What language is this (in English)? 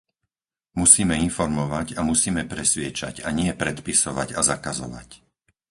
Slovak